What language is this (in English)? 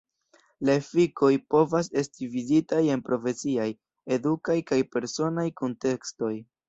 Esperanto